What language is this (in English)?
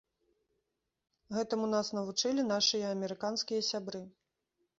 Belarusian